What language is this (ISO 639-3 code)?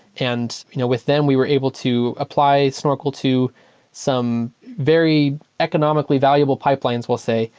eng